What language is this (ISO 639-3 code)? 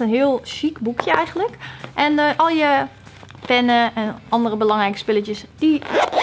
nld